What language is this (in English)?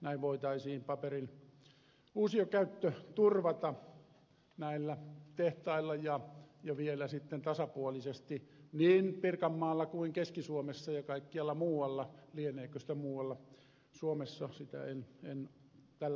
Finnish